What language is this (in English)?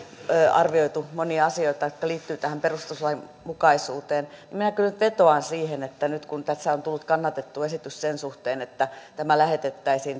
Finnish